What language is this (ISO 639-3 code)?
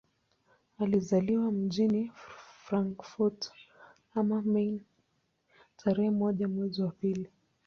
swa